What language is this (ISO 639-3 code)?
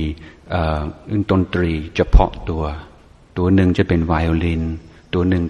tha